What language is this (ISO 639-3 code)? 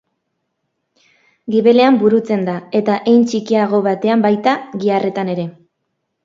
eus